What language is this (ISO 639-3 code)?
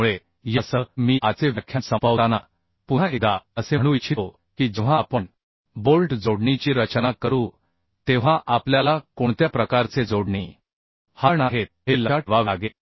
mar